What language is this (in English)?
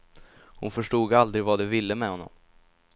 Swedish